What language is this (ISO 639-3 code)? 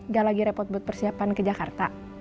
ind